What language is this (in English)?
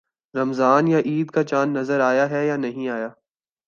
Urdu